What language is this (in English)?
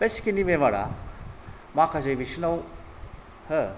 Bodo